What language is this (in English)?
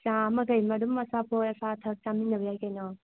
Manipuri